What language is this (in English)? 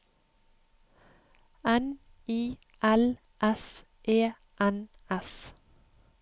Norwegian